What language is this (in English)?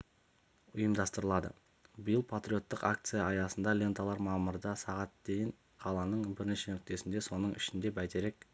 Kazakh